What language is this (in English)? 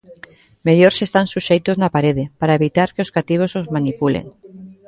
Galician